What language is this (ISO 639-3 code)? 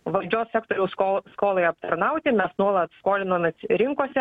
lit